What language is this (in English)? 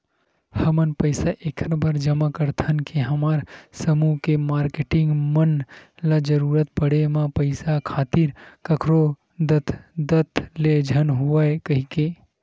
Chhattisgarhi